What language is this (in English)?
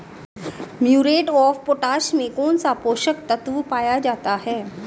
Hindi